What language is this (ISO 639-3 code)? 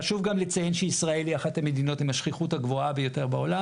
heb